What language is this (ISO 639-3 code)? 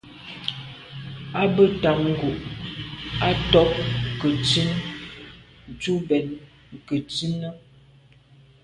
byv